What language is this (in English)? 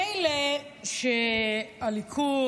Hebrew